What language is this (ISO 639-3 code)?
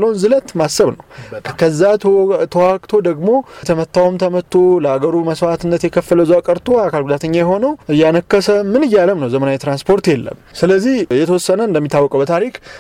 amh